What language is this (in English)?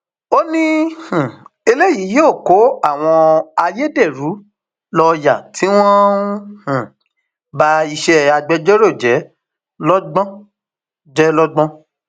Yoruba